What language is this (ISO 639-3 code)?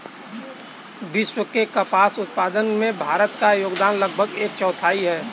hin